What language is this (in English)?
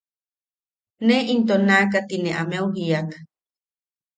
Yaqui